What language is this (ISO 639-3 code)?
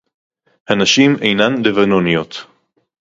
heb